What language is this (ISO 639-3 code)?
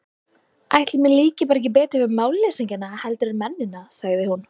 isl